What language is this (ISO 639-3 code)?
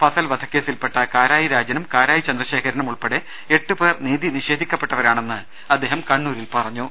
mal